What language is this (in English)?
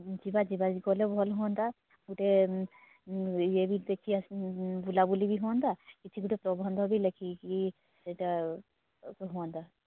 Odia